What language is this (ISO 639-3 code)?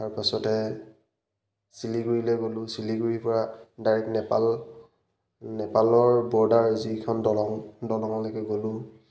asm